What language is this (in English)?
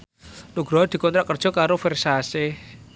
Javanese